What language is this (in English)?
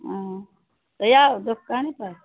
Maithili